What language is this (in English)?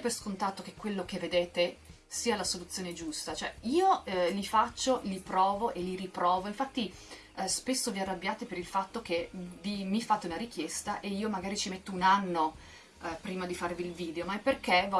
Italian